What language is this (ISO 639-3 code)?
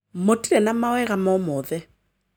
kik